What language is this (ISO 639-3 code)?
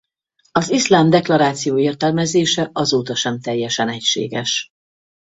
hun